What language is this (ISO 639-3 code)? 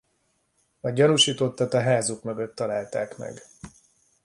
hun